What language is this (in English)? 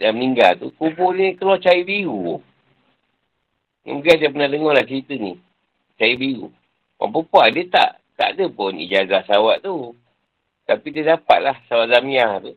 Malay